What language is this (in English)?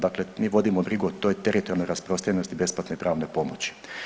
Croatian